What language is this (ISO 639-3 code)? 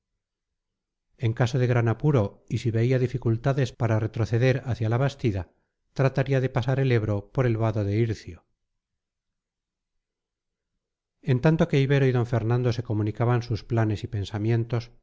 spa